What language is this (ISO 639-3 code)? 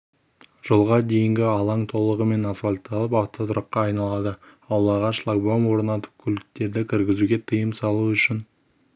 kaz